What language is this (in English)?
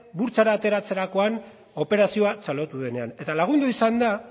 Basque